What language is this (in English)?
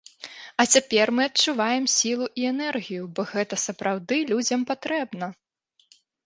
Belarusian